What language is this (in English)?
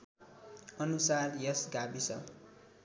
Nepali